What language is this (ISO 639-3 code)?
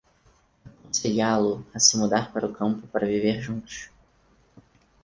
por